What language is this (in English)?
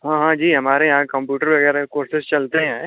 Hindi